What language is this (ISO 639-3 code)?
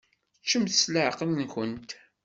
kab